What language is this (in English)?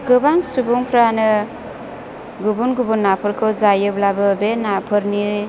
Bodo